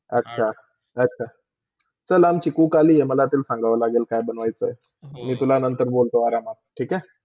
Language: Marathi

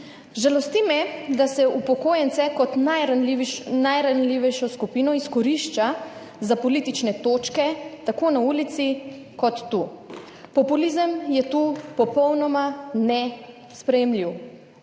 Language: Slovenian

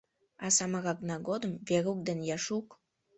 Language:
Mari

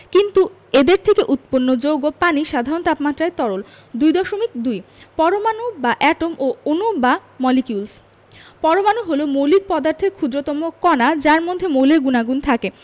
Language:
Bangla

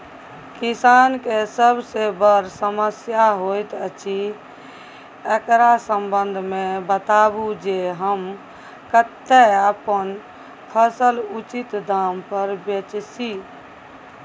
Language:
Maithili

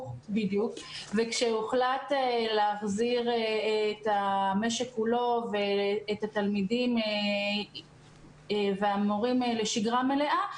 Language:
Hebrew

